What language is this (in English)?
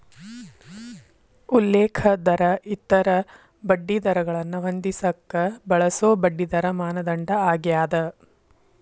Kannada